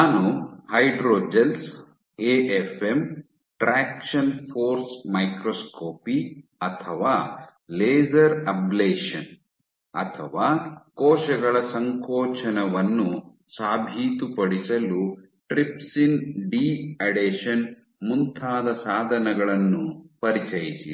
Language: Kannada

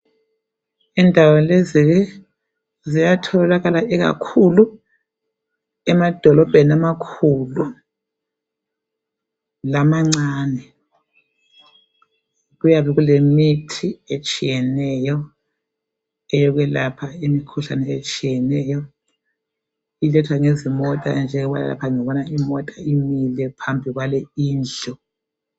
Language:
North Ndebele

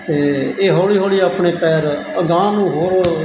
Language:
Punjabi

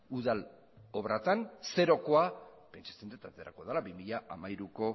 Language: Basque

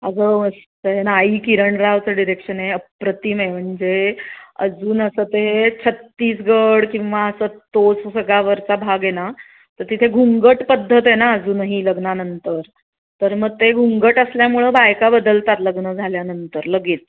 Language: Marathi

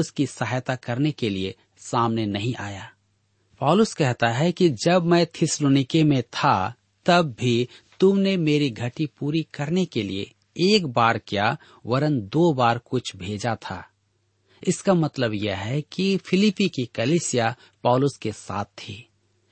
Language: Hindi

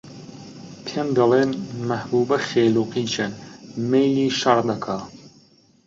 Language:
Central Kurdish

